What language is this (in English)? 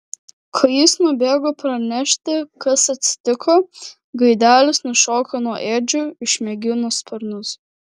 Lithuanian